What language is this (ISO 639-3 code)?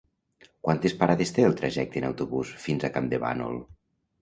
cat